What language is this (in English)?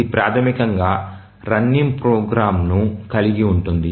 Telugu